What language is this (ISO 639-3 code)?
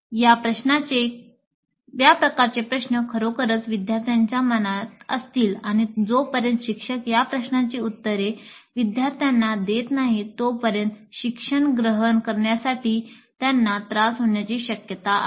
mar